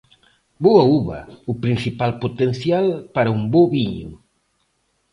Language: Galician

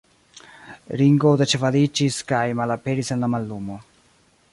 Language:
Esperanto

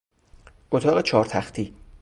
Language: Persian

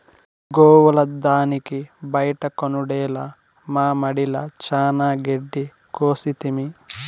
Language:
Telugu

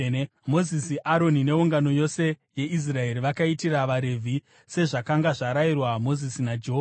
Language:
Shona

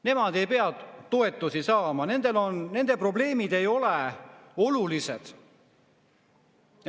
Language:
Estonian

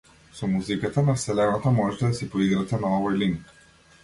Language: Macedonian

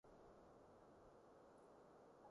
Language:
Cantonese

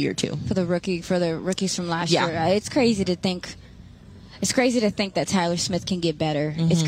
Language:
English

